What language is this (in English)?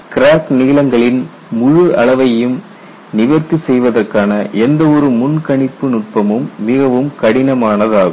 Tamil